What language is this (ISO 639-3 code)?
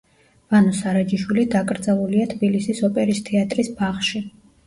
kat